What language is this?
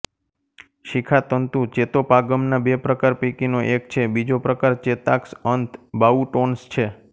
Gujarati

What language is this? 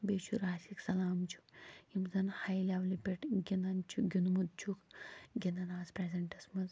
Kashmiri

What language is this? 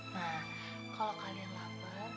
Indonesian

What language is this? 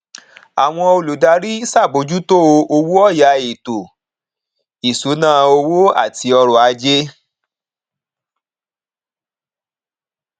Yoruba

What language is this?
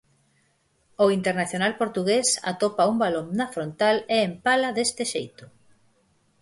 Galician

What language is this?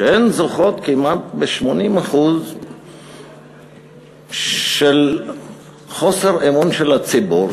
Hebrew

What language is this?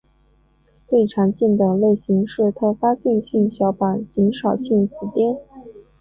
Chinese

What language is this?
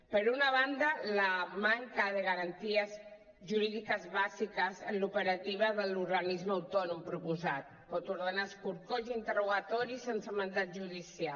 Catalan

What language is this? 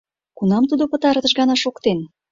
Mari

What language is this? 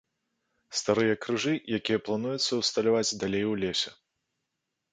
Belarusian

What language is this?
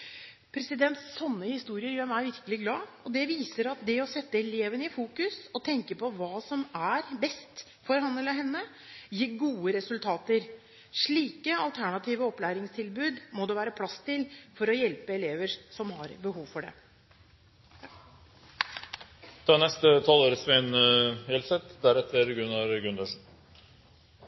Norwegian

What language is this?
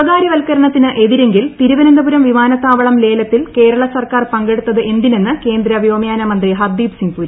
Malayalam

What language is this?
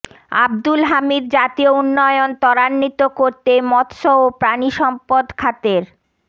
Bangla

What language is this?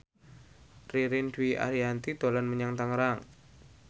Javanese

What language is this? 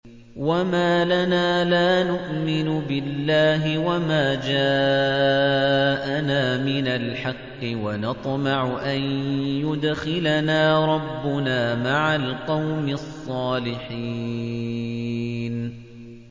Arabic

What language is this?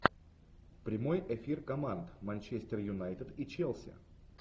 Russian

